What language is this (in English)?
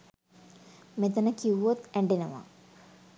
Sinhala